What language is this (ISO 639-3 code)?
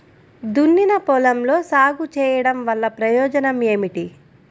tel